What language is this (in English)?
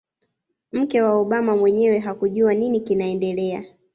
Swahili